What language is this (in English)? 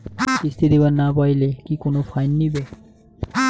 Bangla